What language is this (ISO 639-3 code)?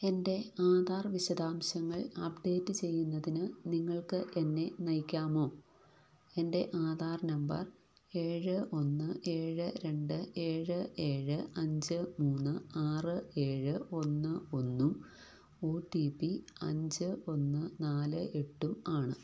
mal